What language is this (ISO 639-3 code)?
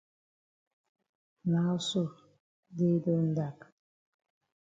wes